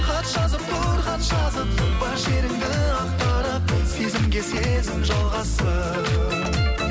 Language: Kazakh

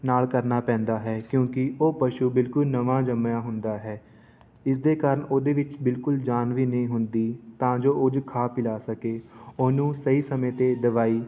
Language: Punjabi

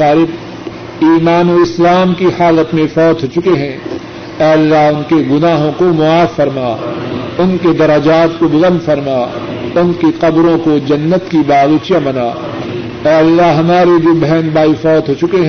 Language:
Urdu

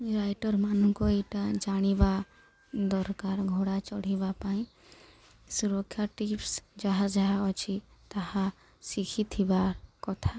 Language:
Odia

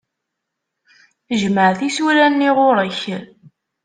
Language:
Kabyle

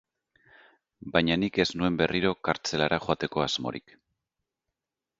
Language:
Basque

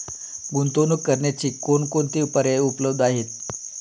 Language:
Marathi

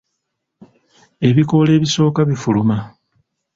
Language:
Ganda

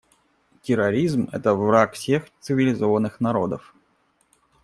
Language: Russian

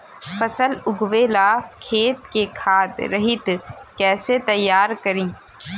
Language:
Bhojpuri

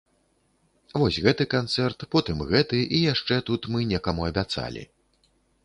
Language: Belarusian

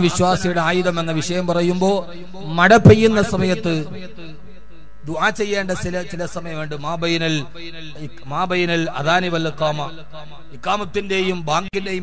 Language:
Arabic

